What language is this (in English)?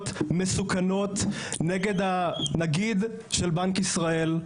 Hebrew